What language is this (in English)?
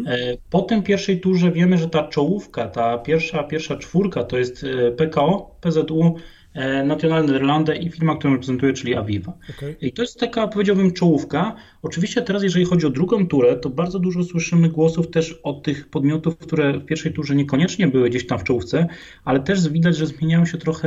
Polish